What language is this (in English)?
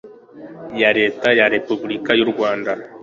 Kinyarwanda